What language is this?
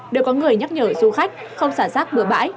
Vietnamese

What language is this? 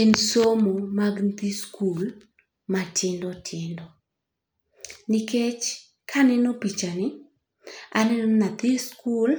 Luo (Kenya and Tanzania)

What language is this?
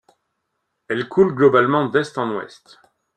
French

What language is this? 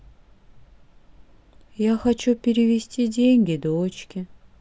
Russian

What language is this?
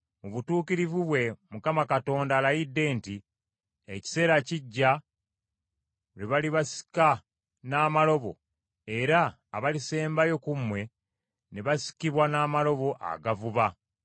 Ganda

